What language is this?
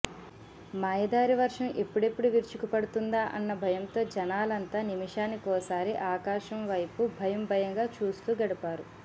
Telugu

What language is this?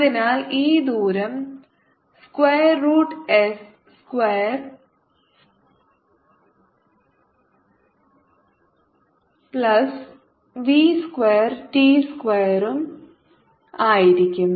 Malayalam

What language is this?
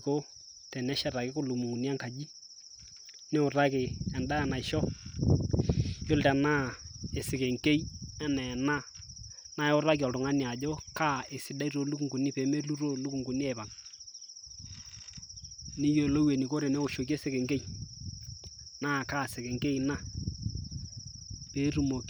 Masai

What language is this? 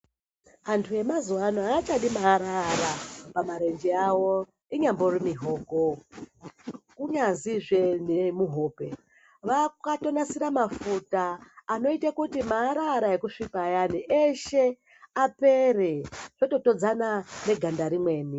Ndau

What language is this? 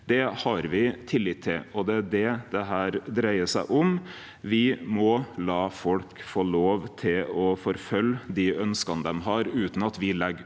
Norwegian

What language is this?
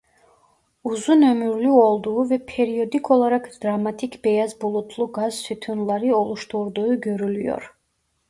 Turkish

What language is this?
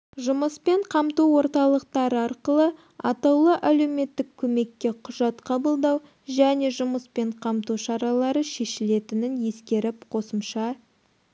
Kazakh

